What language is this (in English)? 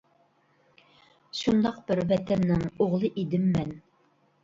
Uyghur